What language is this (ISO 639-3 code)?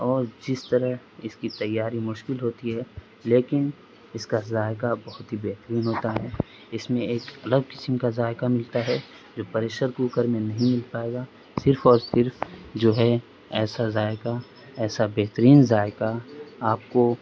urd